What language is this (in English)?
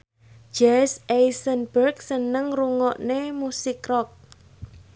Javanese